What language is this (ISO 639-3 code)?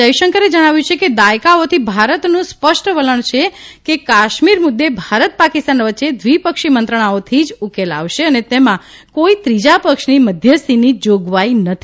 guj